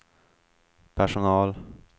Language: Swedish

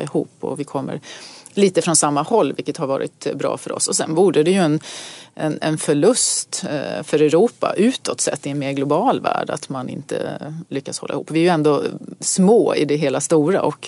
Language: Swedish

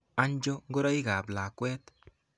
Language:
Kalenjin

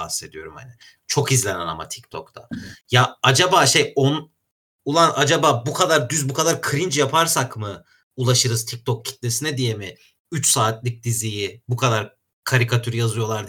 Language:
Turkish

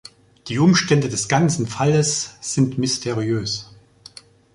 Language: German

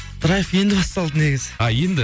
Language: Kazakh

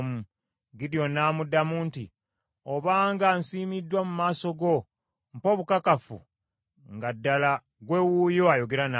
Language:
Ganda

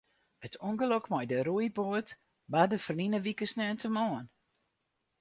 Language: Western Frisian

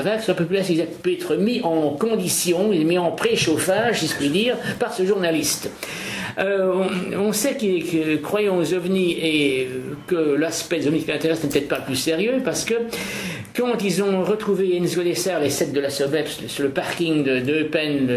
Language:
French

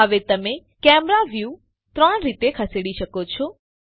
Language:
Gujarati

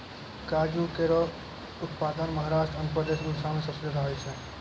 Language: Maithili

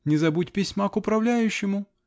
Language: Russian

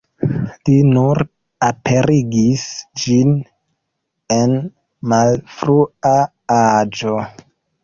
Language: Esperanto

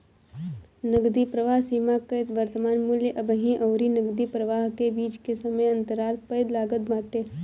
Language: Bhojpuri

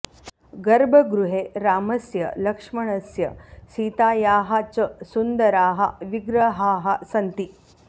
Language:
Sanskrit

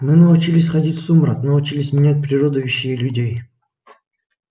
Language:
Russian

